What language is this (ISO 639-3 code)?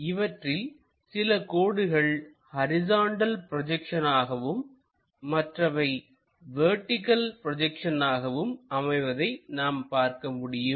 tam